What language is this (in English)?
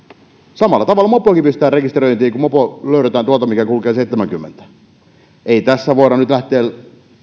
Finnish